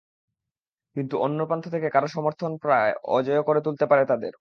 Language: Bangla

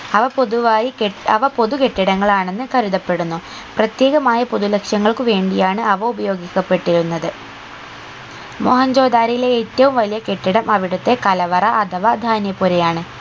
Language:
Malayalam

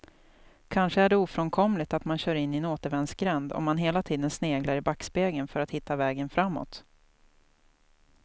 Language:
Swedish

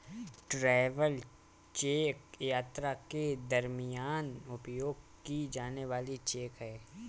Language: Hindi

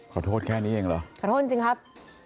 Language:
Thai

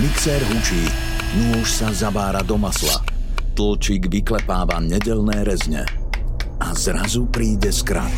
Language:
Slovak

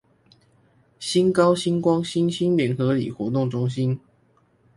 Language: Chinese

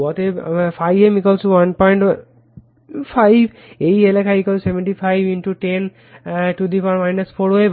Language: Bangla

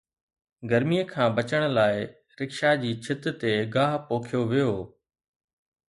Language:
Sindhi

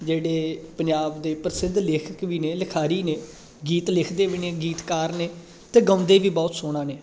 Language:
Punjabi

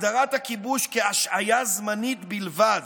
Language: Hebrew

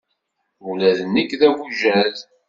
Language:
Kabyle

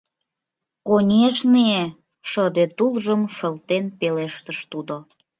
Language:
Mari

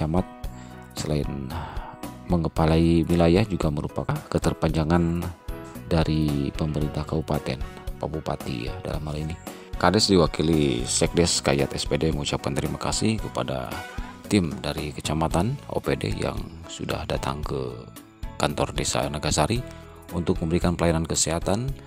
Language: Indonesian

